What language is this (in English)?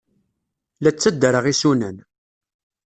Kabyle